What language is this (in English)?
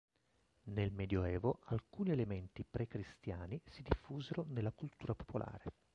Italian